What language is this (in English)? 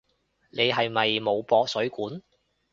Cantonese